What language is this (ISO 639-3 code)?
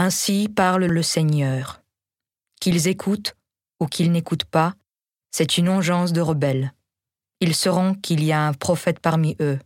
fra